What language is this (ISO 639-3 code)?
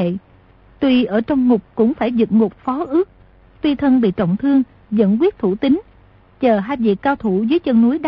vie